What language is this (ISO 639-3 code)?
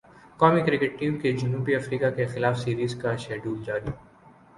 urd